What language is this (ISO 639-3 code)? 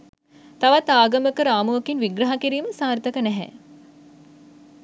sin